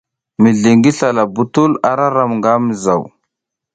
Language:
South Giziga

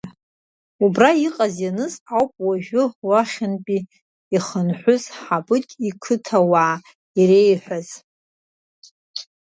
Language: Abkhazian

